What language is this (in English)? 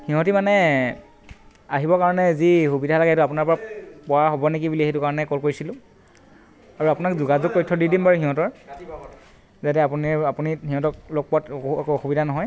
Assamese